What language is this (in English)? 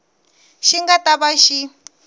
Tsonga